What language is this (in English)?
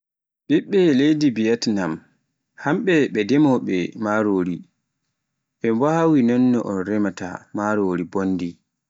Pular